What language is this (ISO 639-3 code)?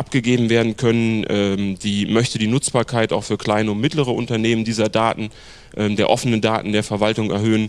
deu